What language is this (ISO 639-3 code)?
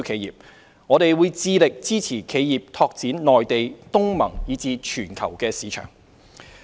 yue